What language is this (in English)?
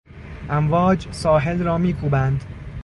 Persian